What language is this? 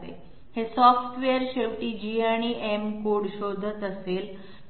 Marathi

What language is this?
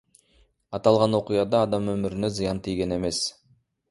Kyrgyz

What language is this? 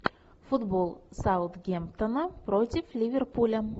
Russian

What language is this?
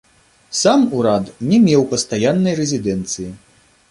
Belarusian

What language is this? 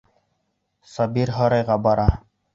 Bashkir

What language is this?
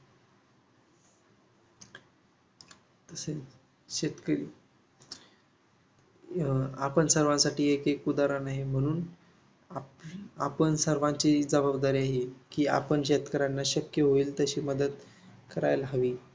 Marathi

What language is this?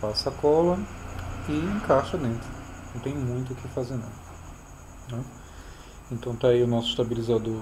Portuguese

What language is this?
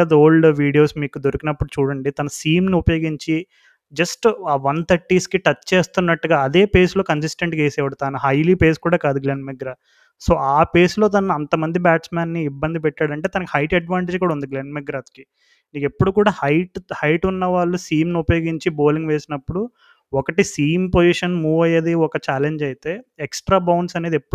Telugu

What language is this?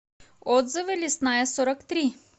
Russian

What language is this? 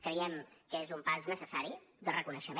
Catalan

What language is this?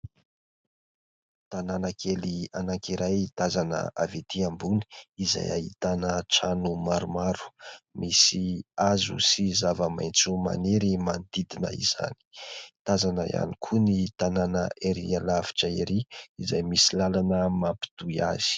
Malagasy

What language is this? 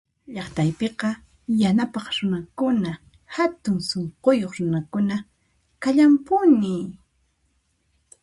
Puno Quechua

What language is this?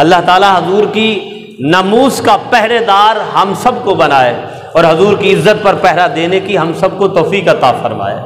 Hindi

